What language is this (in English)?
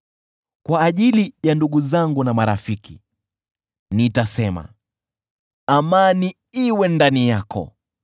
Swahili